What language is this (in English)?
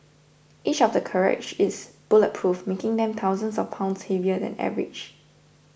English